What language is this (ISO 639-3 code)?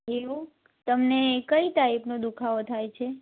guj